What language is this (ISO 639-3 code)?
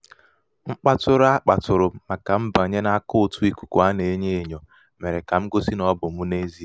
ibo